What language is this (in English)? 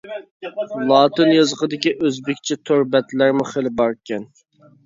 Uyghur